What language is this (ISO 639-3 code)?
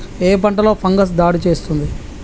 tel